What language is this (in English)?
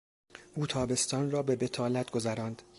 Persian